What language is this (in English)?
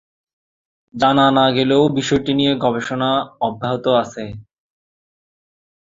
Bangla